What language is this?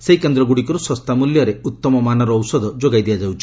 Odia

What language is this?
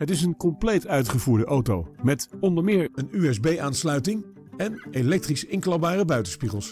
Dutch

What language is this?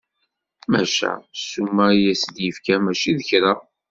Kabyle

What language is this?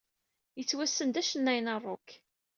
Kabyle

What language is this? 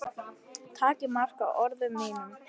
Icelandic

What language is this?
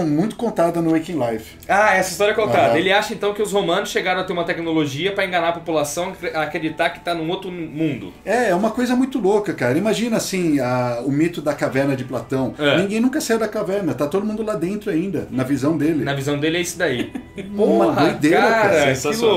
Portuguese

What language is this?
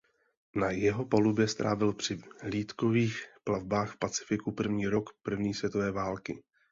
Czech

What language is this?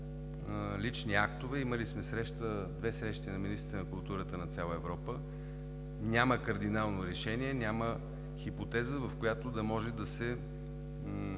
Bulgarian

